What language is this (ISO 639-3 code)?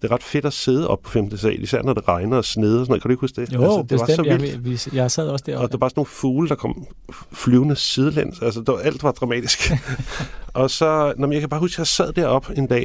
dan